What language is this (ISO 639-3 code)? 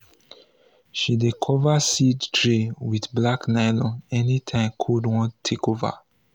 pcm